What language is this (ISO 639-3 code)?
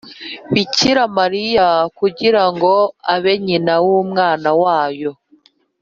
kin